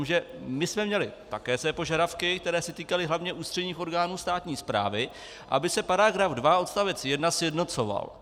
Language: Czech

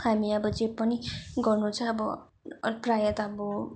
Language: Nepali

